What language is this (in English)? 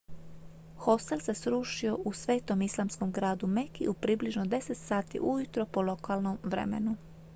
Croatian